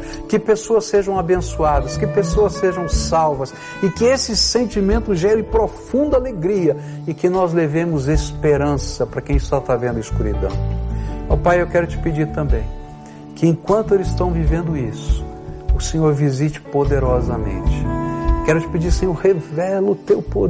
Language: Portuguese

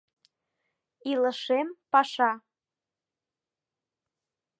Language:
Mari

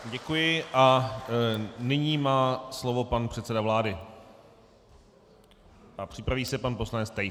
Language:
Czech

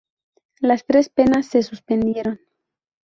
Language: Spanish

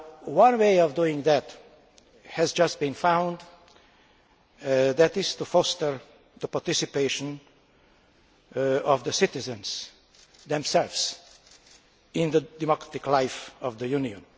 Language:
English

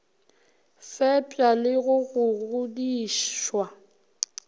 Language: Northern Sotho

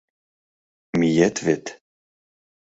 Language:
Mari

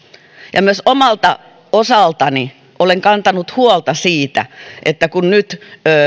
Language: Finnish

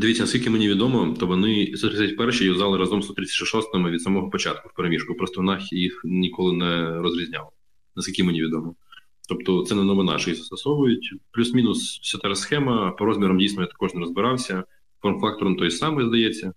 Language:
Ukrainian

